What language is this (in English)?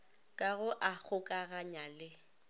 Northern Sotho